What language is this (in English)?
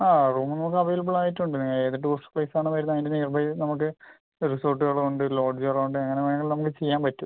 Malayalam